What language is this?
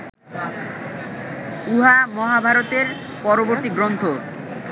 Bangla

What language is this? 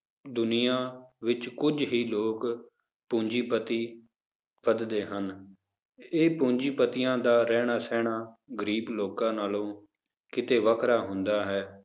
Punjabi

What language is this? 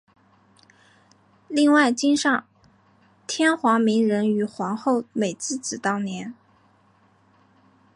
Chinese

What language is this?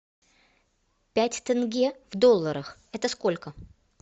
Russian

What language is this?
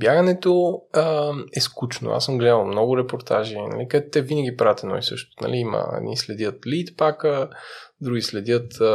Bulgarian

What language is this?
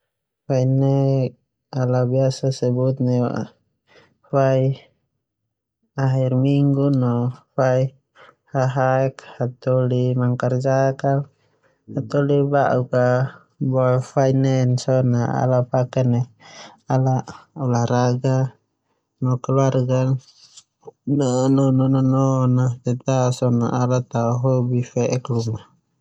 Termanu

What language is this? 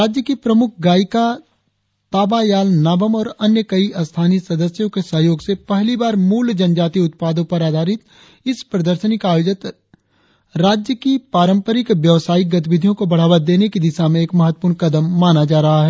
Hindi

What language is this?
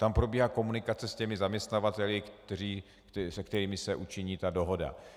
Czech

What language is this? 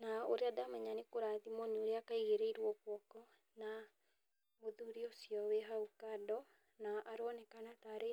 Kikuyu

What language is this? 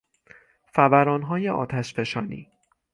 Persian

